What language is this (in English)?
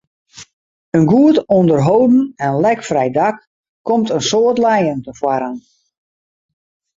Western Frisian